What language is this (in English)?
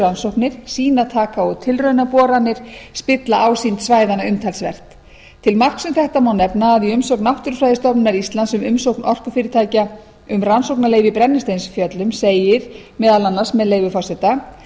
Icelandic